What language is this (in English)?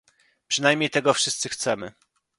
Polish